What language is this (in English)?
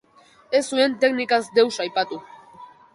Basque